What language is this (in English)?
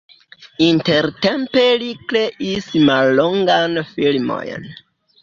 Esperanto